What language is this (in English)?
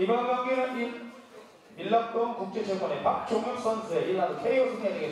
Korean